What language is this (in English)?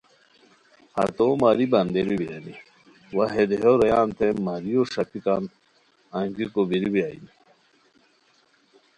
Khowar